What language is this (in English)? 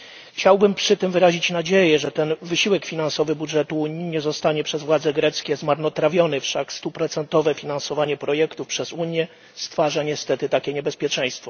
Polish